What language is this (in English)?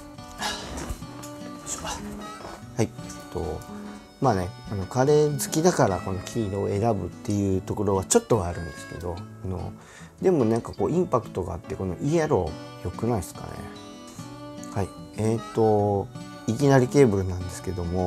Japanese